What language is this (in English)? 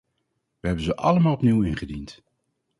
Dutch